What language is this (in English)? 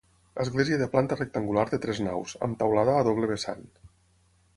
Catalan